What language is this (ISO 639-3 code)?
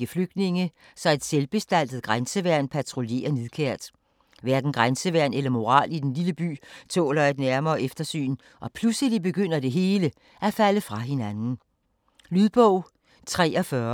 dan